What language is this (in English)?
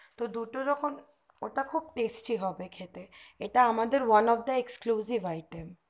Bangla